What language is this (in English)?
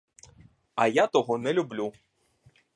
Ukrainian